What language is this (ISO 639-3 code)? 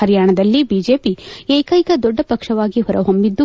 kan